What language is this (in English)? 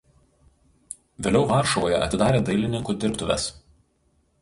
Lithuanian